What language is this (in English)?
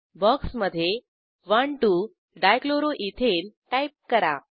Marathi